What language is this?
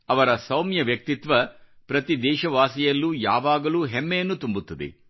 Kannada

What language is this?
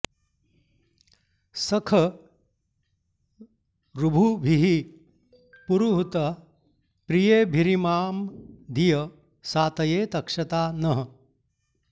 Sanskrit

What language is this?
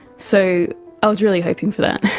English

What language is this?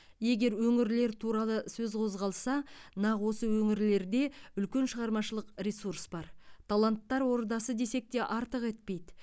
Kazakh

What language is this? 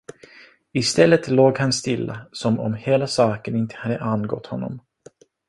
Swedish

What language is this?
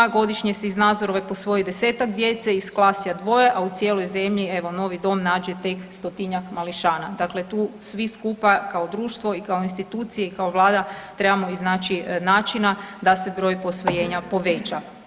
Croatian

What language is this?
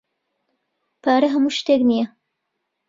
Central Kurdish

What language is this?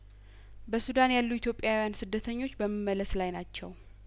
Amharic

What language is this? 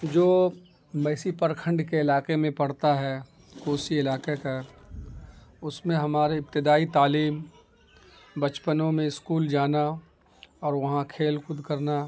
Urdu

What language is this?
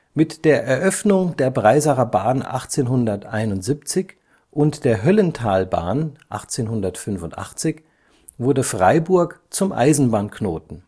German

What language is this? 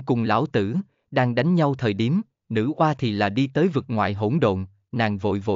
Vietnamese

